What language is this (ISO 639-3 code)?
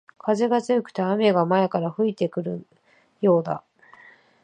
jpn